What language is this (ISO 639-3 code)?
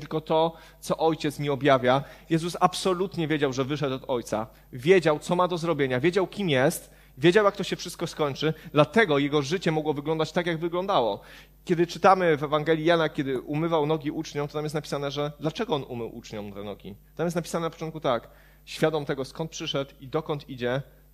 pol